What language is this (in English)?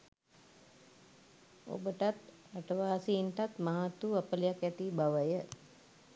Sinhala